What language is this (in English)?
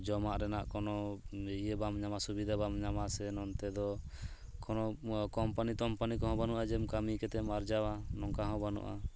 Santali